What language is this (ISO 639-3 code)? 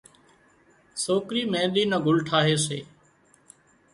kxp